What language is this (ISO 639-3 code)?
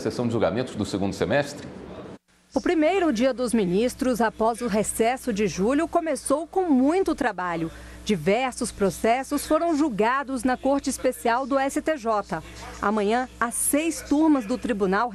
por